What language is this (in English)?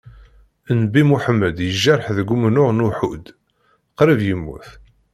Kabyle